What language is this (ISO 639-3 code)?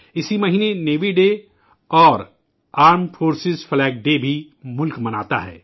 urd